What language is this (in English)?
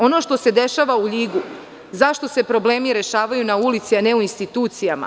Serbian